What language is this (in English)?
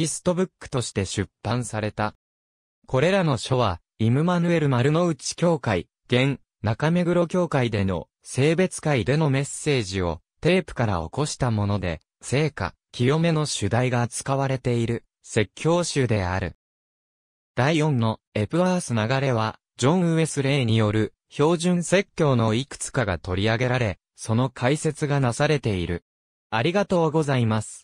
Japanese